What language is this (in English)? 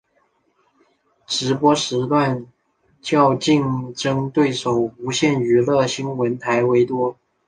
Chinese